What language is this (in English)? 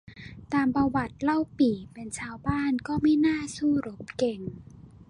Thai